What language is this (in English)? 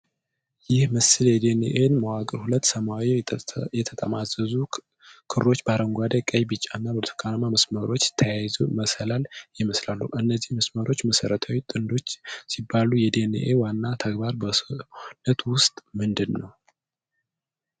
Amharic